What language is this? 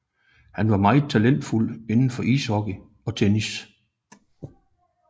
Danish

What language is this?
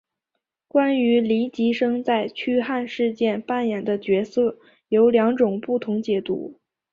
Chinese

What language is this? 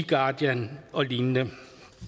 Danish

